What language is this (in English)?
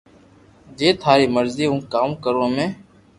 Loarki